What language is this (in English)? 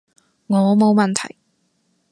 Cantonese